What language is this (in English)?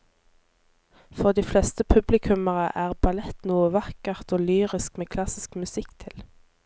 Norwegian